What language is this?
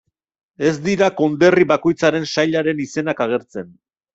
Basque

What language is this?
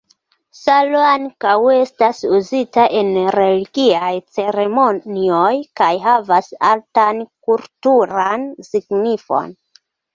Esperanto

